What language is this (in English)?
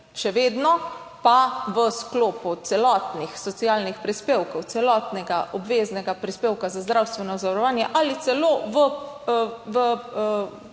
Slovenian